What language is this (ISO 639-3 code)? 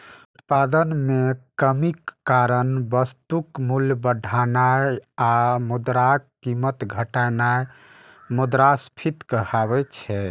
mai